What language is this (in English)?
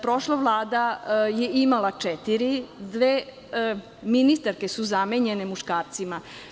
Serbian